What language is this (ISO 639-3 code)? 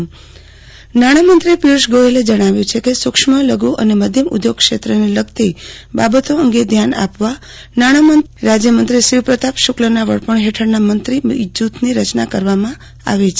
guj